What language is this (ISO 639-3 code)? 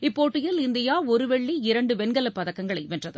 tam